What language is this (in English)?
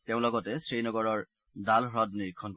Assamese